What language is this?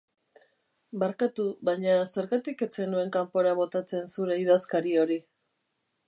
Basque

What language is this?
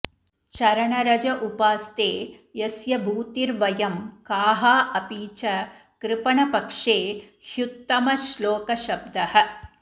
Sanskrit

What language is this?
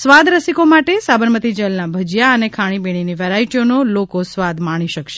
Gujarati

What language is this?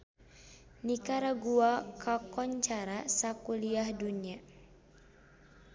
Sundanese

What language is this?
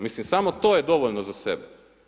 Croatian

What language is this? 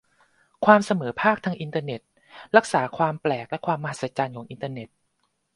Thai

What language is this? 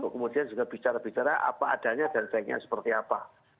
Indonesian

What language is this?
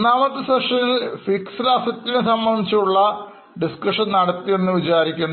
Malayalam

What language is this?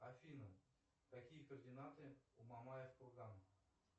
Russian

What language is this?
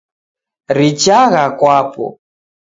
Taita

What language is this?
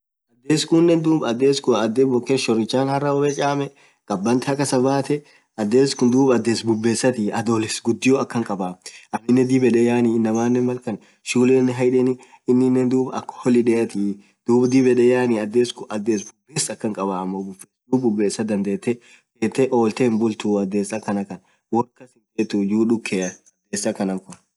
Orma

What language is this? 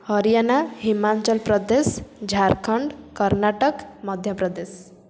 Odia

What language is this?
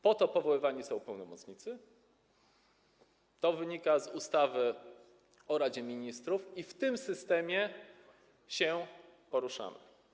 Polish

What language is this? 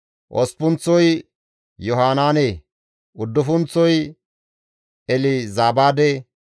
Gamo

